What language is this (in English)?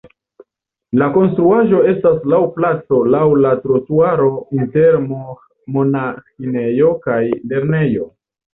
Esperanto